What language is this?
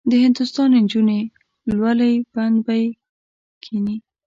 Pashto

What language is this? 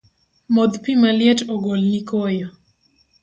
Luo (Kenya and Tanzania)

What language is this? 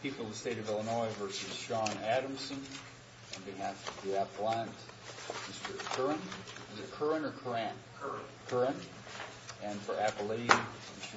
English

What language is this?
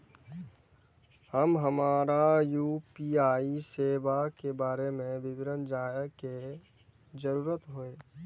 Maithili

